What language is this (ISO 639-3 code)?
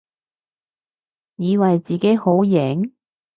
yue